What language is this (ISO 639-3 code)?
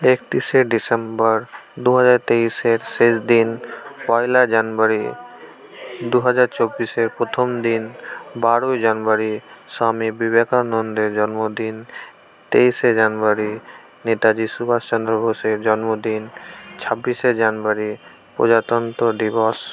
ben